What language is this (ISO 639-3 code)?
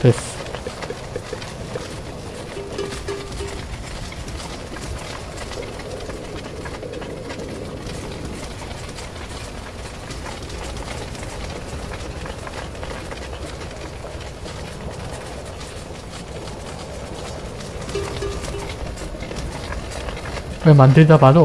kor